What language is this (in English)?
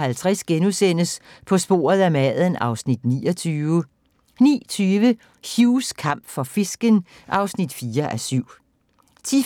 Danish